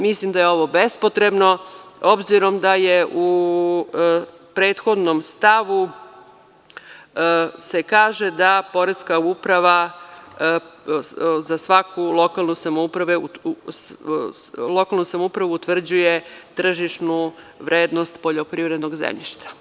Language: Serbian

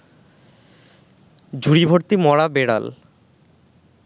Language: Bangla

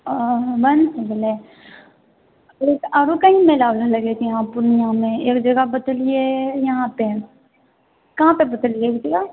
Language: Maithili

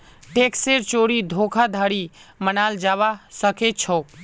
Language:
Magahi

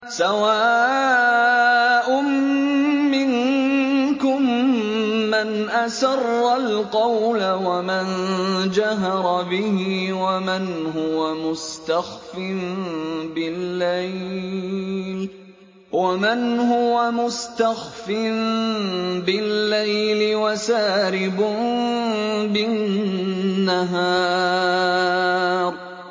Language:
Arabic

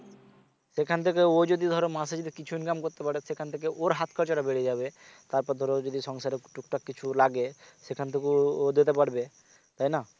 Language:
Bangla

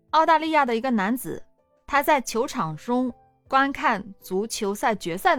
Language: Chinese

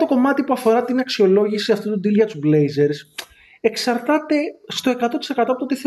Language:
Greek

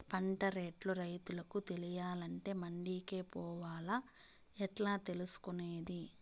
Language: Telugu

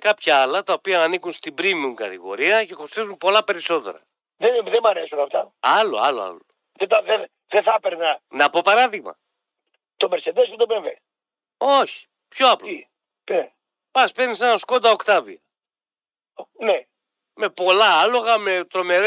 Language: Greek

